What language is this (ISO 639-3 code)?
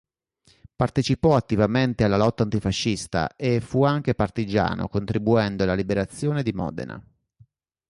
ita